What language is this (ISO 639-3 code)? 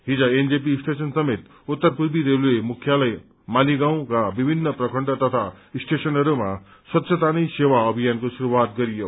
nep